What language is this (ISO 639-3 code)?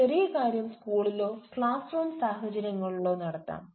mal